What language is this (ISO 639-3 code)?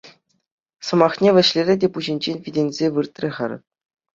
chv